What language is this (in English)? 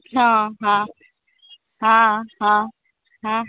Maithili